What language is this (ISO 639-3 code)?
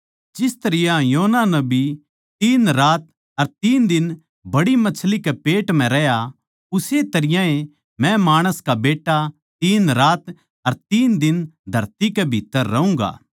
bgc